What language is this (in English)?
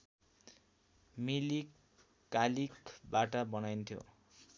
Nepali